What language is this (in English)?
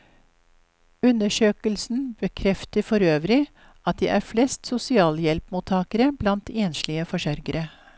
Norwegian